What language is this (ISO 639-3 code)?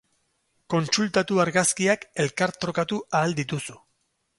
eus